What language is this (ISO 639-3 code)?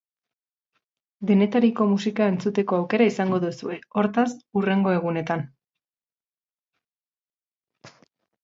eus